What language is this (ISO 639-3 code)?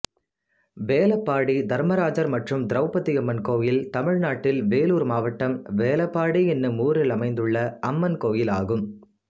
tam